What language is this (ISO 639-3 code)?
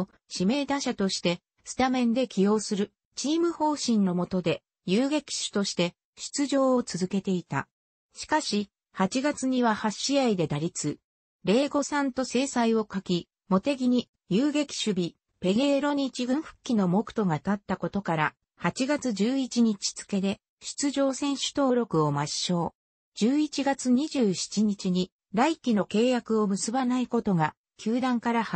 jpn